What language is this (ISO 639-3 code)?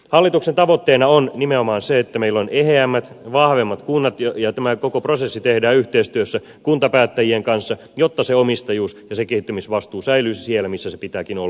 fin